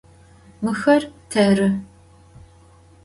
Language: Adyghe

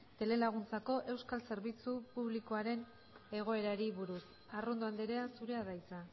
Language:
Basque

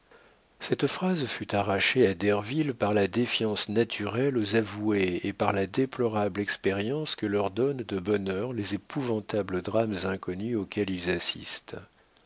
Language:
French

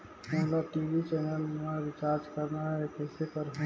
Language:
Chhattisgarhi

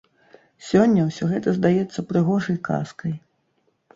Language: Belarusian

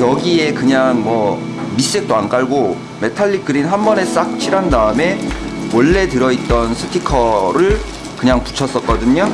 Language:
Korean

